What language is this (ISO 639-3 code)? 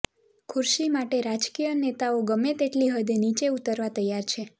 guj